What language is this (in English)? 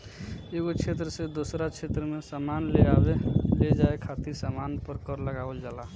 Bhojpuri